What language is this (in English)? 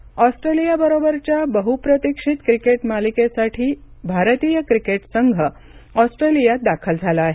Marathi